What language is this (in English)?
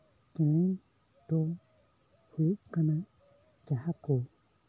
Santali